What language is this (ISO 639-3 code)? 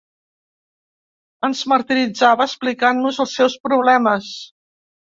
cat